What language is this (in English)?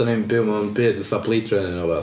Welsh